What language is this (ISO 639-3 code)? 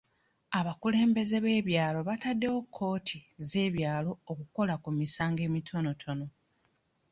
lug